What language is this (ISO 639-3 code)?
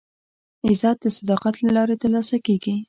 pus